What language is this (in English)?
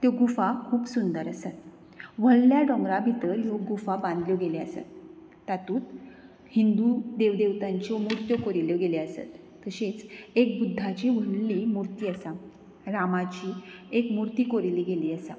Konkani